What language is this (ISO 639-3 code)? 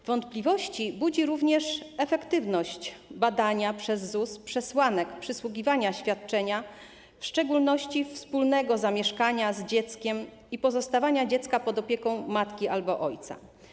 pol